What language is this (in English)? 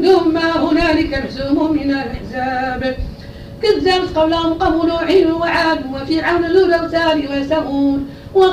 Arabic